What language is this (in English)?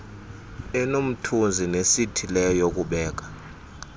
Xhosa